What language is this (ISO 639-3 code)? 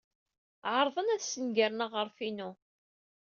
kab